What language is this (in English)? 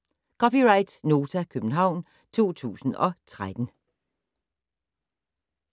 Danish